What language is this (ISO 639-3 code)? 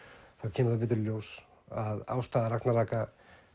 isl